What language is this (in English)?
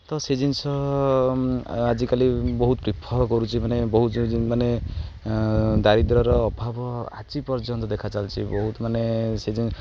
Odia